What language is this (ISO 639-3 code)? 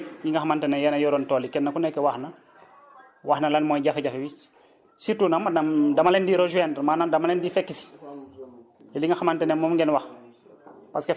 wol